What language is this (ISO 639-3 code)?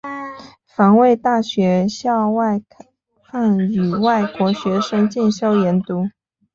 zho